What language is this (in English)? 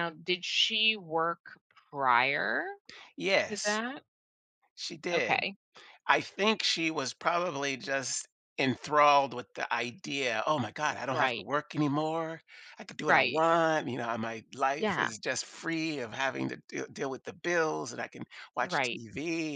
English